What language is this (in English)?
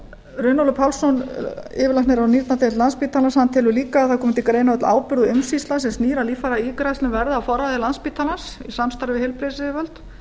Icelandic